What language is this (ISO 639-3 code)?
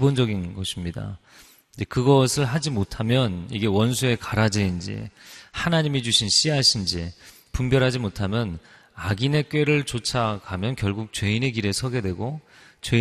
kor